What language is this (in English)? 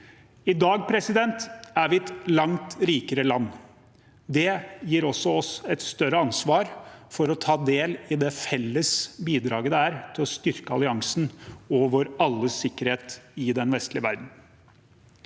Norwegian